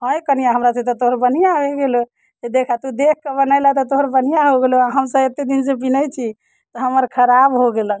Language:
Maithili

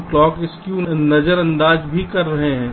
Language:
Hindi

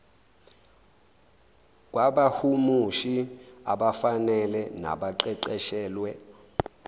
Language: Zulu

